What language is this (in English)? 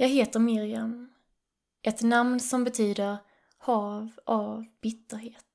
Swedish